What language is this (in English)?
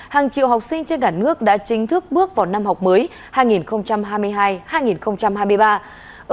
Vietnamese